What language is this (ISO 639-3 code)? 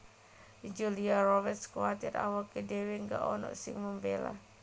jav